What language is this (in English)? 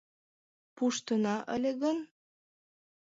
Mari